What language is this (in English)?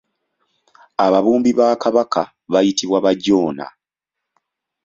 Ganda